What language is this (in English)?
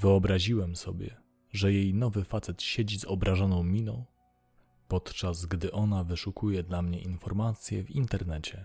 Polish